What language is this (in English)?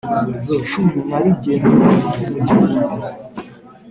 Kinyarwanda